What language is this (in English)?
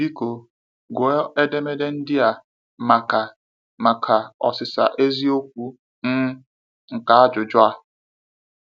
Igbo